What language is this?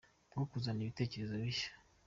Kinyarwanda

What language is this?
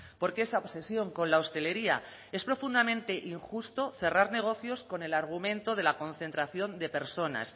Spanish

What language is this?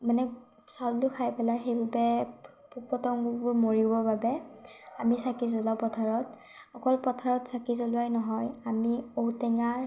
Assamese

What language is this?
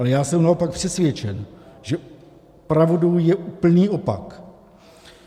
Czech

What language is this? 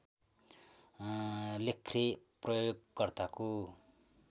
Nepali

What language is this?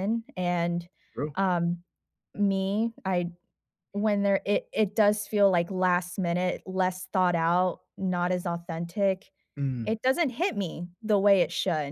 English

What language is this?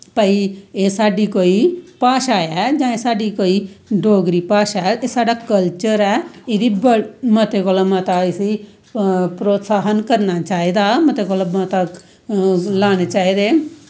Dogri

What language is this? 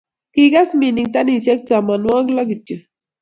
Kalenjin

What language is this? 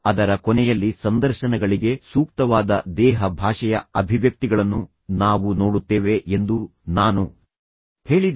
Kannada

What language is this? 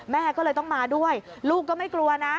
Thai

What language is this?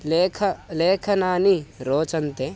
Sanskrit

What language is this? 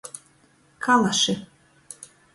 Latgalian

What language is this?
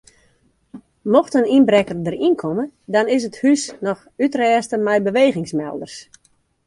Western Frisian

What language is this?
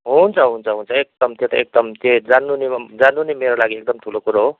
Nepali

